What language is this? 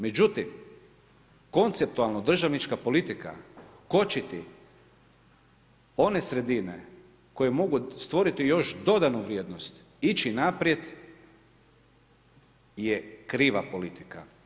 Croatian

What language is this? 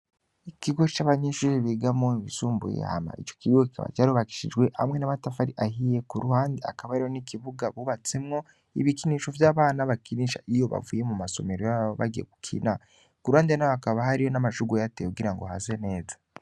Rundi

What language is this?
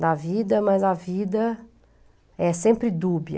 Portuguese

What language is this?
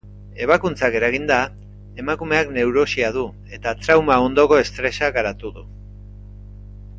Basque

